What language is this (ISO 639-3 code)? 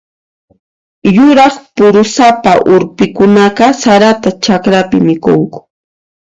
qxp